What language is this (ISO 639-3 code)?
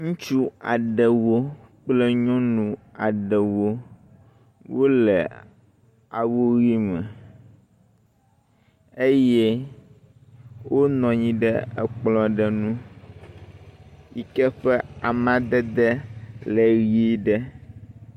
ewe